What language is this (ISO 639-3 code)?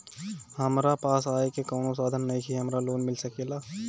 bho